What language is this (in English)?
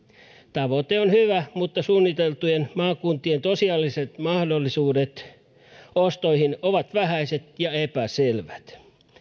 Finnish